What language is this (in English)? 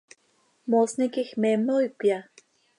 Seri